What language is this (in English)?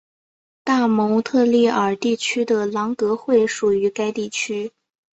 Chinese